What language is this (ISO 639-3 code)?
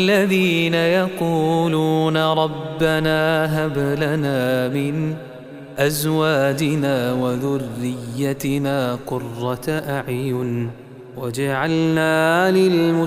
ara